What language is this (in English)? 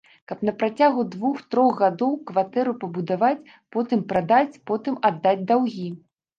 Belarusian